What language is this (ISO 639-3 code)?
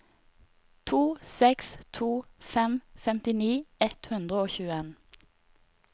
nor